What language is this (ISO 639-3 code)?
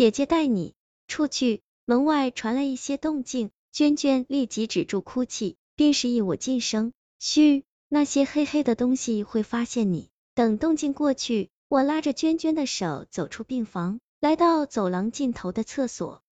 zho